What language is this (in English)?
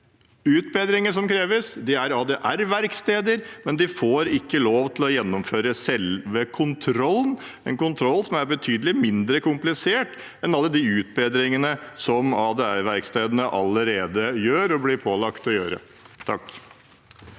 Norwegian